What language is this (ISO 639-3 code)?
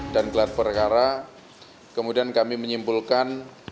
ind